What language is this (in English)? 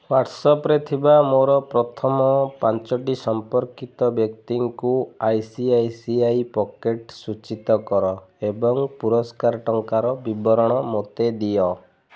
Odia